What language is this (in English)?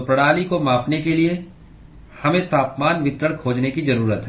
Hindi